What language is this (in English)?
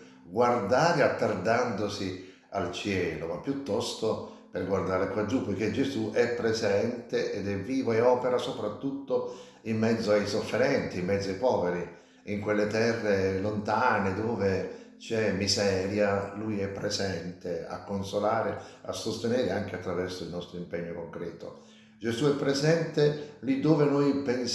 Italian